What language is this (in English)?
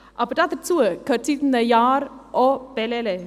Swiss German